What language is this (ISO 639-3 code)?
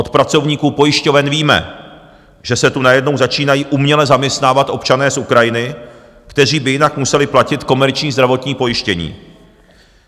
ces